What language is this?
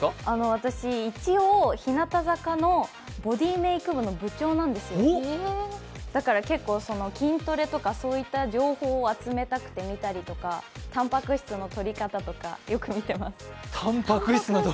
Japanese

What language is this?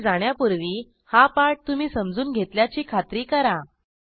Marathi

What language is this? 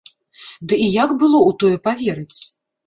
Belarusian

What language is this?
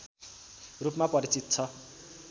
Nepali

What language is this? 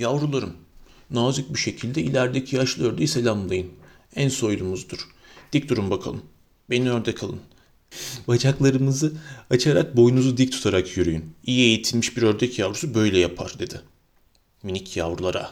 Turkish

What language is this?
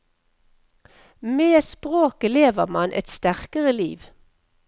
Norwegian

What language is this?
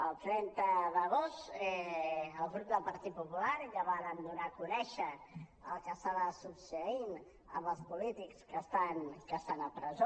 Catalan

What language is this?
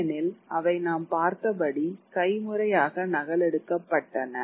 Tamil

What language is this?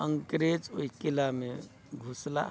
Maithili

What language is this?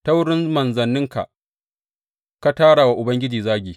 Hausa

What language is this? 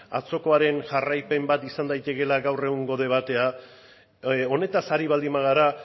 Basque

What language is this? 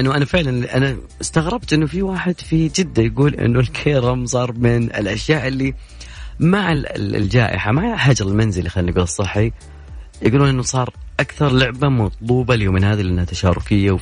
Arabic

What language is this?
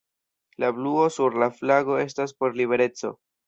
Esperanto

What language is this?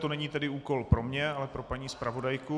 Czech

